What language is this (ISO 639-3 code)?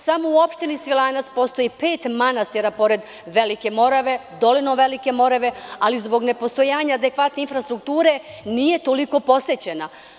srp